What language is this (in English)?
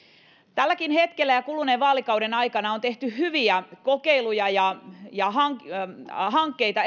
Finnish